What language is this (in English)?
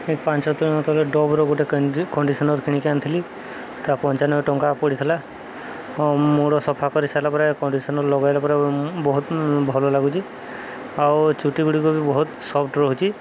Odia